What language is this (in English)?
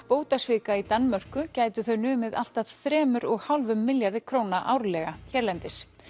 Icelandic